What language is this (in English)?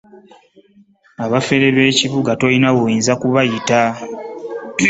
Ganda